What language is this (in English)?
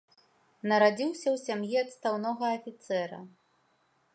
Belarusian